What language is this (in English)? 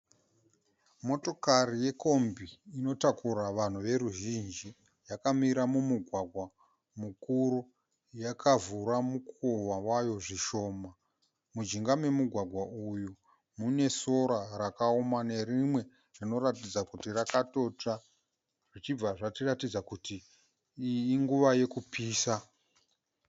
Shona